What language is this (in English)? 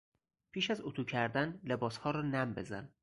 Persian